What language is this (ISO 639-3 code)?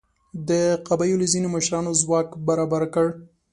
pus